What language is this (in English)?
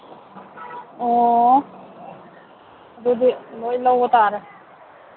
Manipuri